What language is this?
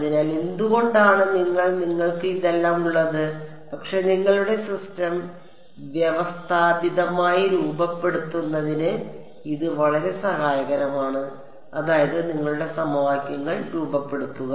Malayalam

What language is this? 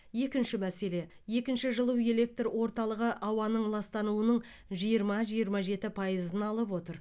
Kazakh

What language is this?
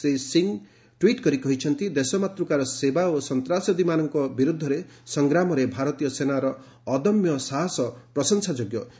Odia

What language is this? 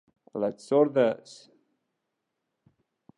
Catalan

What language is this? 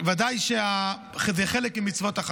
Hebrew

